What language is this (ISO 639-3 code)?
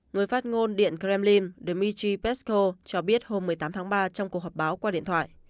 vie